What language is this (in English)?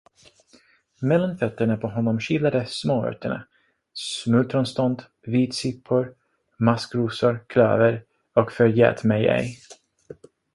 Swedish